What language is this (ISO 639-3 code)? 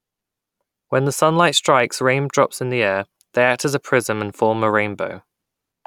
eng